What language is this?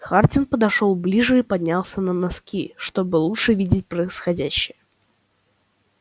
Russian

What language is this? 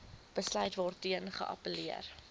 Afrikaans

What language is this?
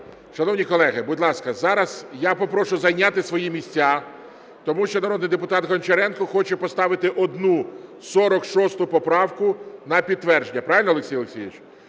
Ukrainian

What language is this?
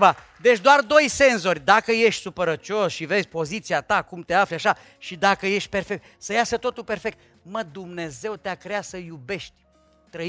Romanian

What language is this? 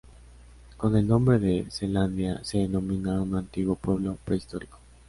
Spanish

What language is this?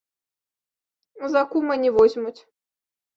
Belarusian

